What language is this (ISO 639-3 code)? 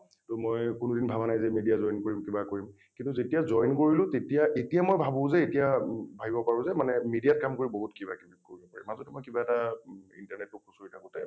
asm